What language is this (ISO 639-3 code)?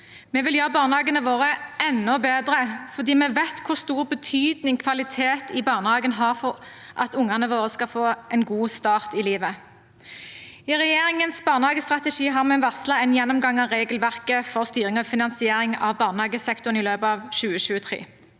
nor